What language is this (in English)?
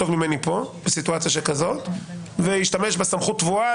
Hebrew